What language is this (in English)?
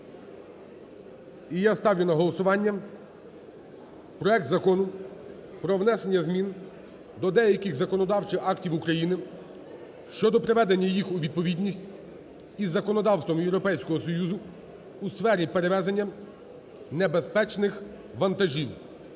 Ukrainian